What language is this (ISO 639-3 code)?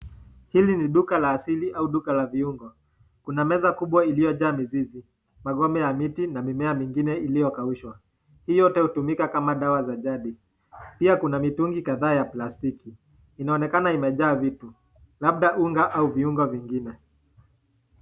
swa